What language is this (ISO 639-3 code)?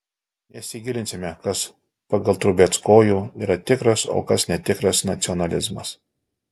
lit